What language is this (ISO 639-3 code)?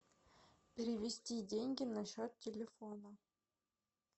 rus